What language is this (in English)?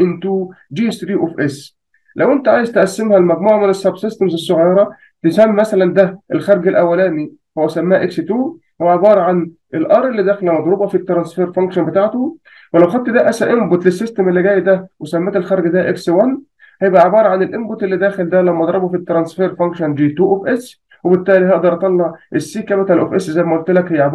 Arabic